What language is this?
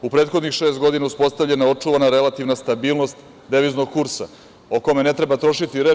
Serbian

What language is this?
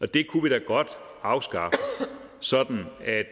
Danish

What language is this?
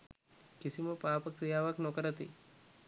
Sinhala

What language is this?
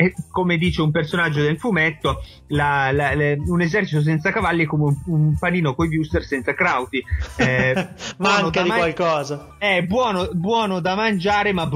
Italian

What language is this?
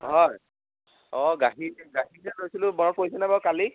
Assamese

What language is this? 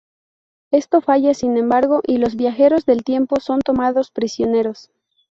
Spanish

